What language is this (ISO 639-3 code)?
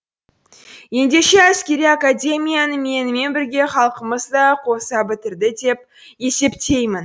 kaz